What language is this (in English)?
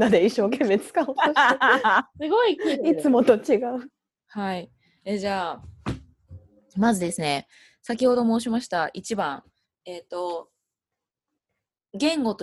Japanese